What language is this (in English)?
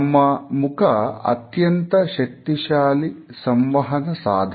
Kannada